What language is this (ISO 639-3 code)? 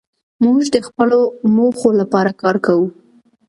pus